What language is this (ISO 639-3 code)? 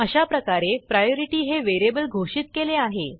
mar